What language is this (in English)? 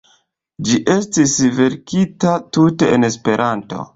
Esperanto